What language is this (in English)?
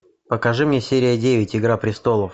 Russian